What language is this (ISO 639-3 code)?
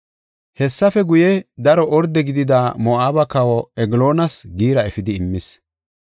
gof